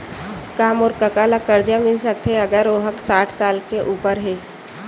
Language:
Chhattisgarhi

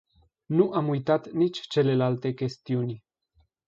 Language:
Romanian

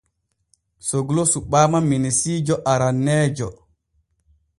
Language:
Borgu Fulfulde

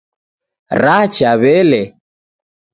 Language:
Taita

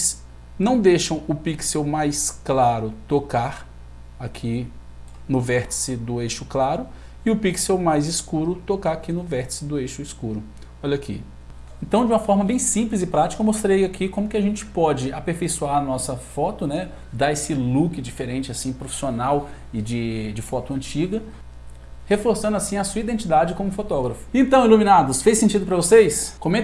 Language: Portuguese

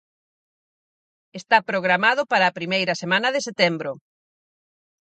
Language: Galician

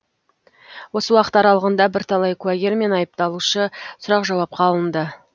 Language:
Kazakh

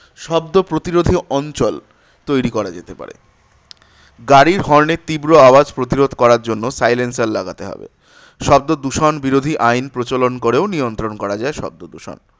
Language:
Bangla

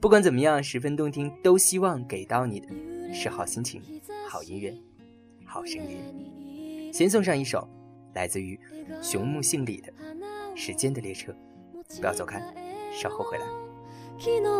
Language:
Chinese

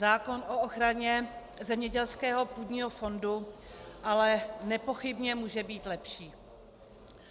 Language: Czech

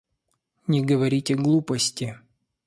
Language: Russian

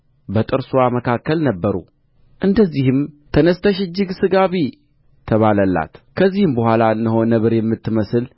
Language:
Amharic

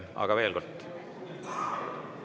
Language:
Estonian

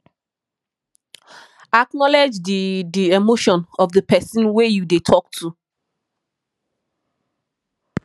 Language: Nigerian Pidgin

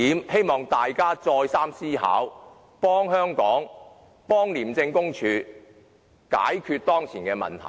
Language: Cantonese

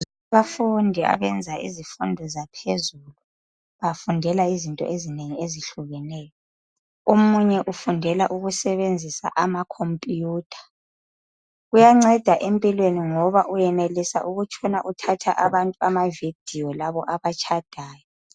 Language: North Ndebele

